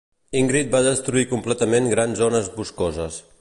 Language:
Catalan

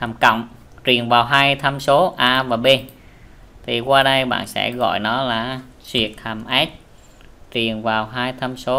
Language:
Vietnamese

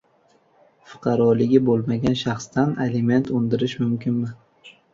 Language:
Uzbek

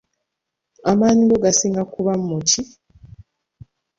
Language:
Ganda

